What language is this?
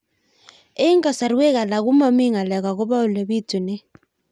Kalenjin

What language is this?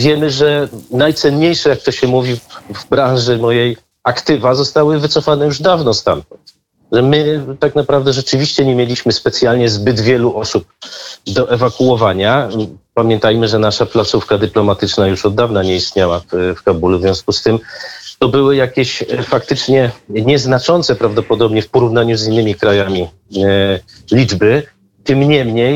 Polish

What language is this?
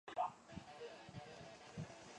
Chinese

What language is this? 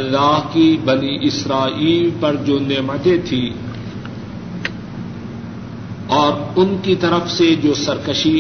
Urdu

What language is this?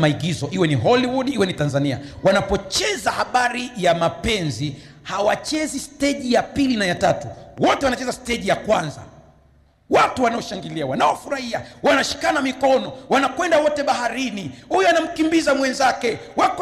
Swahili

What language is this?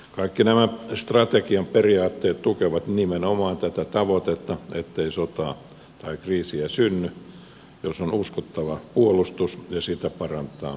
Finnish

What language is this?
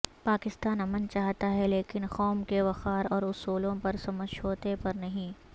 Urdu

